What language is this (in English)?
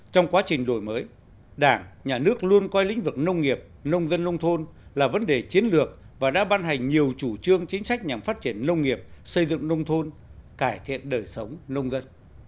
Vietnamese